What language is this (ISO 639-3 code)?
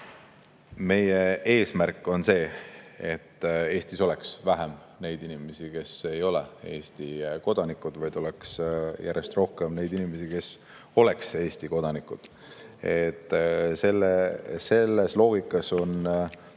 est